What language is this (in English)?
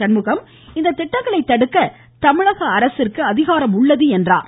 Tamil